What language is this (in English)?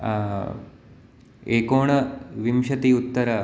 Sanskrit